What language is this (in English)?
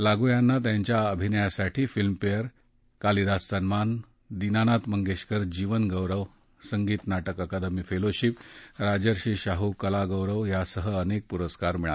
Marathi